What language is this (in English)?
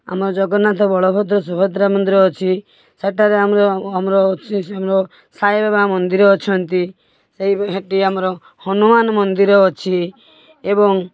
Odia